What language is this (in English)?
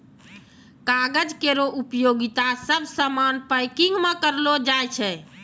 Maithili